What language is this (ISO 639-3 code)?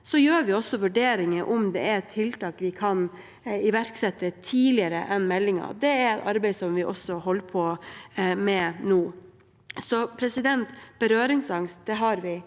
nor